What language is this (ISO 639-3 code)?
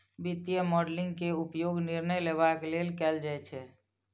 mai